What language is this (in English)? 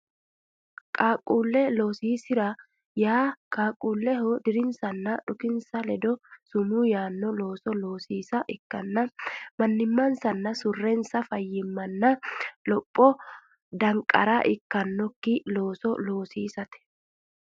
Sidamo